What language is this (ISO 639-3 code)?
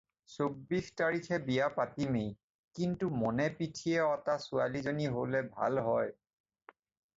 asm